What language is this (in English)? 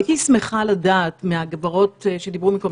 Hebrew